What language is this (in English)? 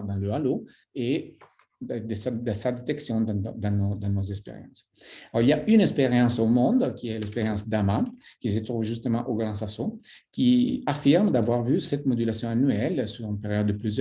French